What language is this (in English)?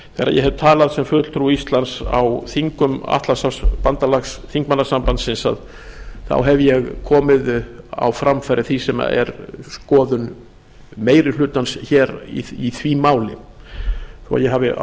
Icelandic